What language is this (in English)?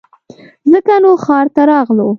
Pashto